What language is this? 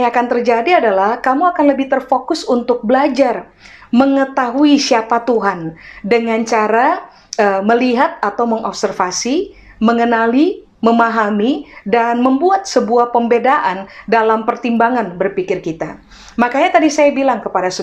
Indonesian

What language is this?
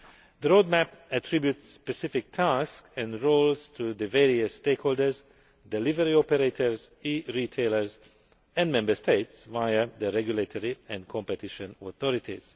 English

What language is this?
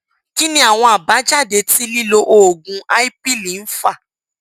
Yoruba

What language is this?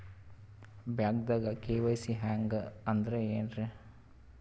Kannada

